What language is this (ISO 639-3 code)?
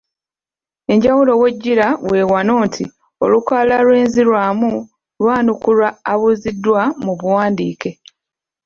lug